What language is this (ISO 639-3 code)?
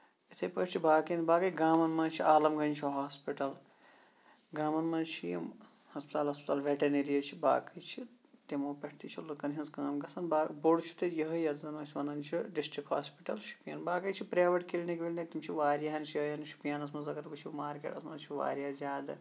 kas